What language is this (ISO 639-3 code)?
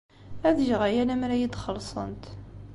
kab